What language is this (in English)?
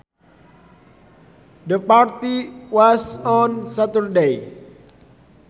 Sundanese